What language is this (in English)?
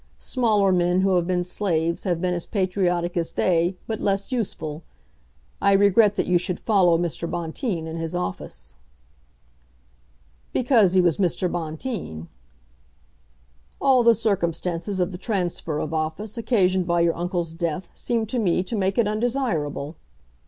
English